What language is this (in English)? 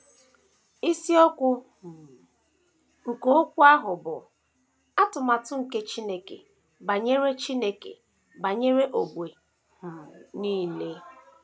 Igbo